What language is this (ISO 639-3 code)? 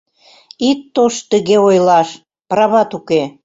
chm